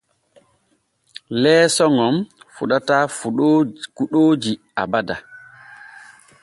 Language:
Borgu Fulfulde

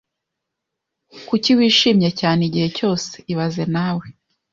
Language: Kinyarwanda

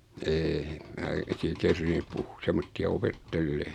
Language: Finnish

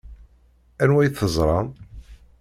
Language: Kabyle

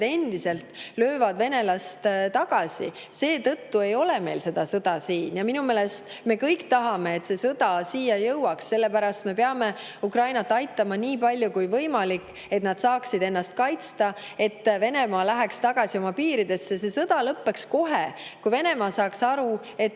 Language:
Estonian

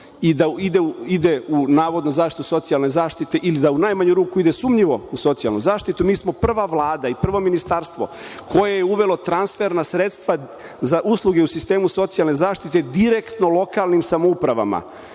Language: Serbian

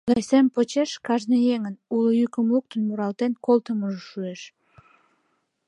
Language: Mari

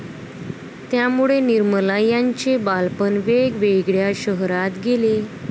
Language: Marathi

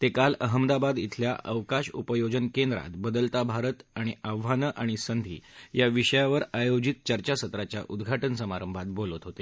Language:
Marathi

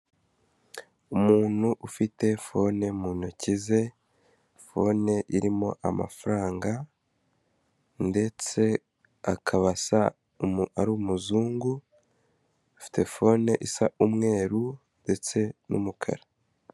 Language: Kinyarwanda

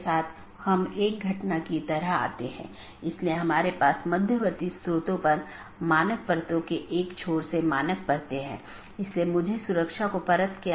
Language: Hindi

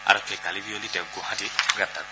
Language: Assamese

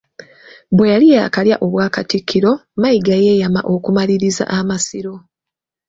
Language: Ganda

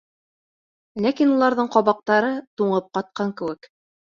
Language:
Bashkir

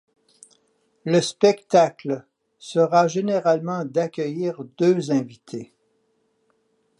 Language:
French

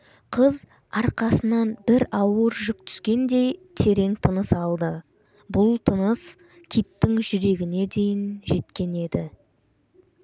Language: Kazakh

